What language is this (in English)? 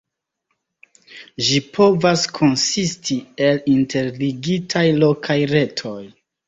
Esperanto